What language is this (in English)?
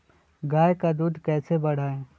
Magahi